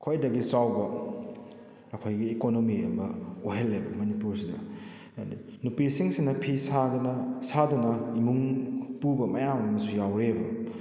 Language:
Manipuri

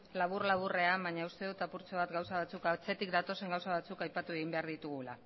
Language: Basque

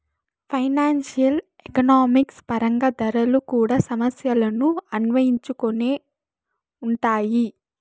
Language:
Telugu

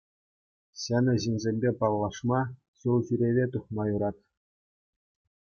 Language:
Chuvash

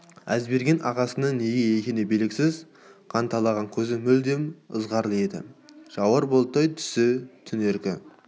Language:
Kazakh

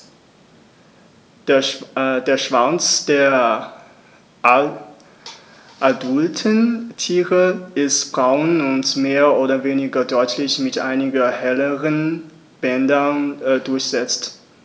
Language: German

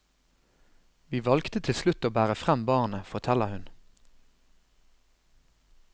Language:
Norwegian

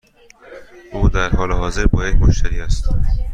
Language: Persian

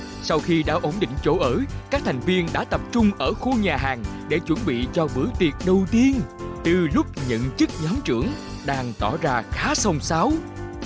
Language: Vietnamese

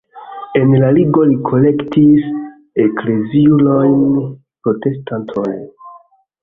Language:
Esperanto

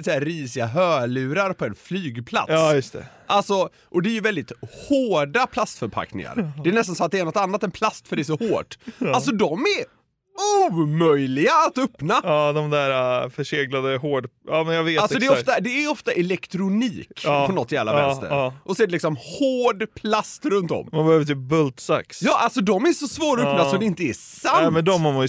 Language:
Swedish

